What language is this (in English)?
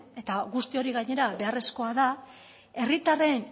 Basque